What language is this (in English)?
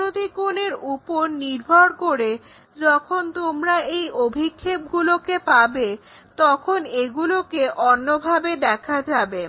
Bangla